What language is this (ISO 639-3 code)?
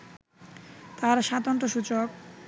ben